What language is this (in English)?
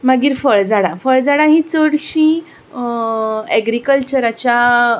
Konkani